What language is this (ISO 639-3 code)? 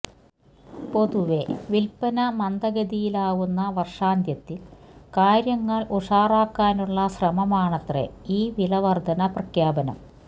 mal